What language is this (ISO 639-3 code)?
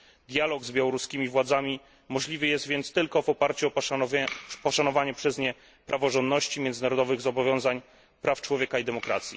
pol